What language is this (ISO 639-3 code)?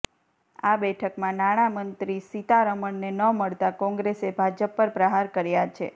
guj